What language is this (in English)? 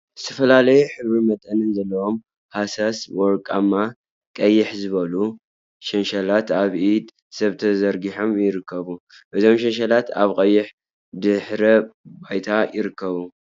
Tigrinya